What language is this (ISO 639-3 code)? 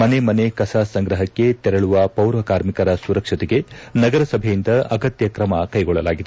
kan